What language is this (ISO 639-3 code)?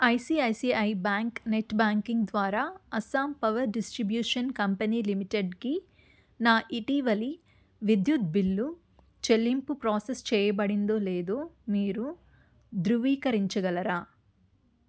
tel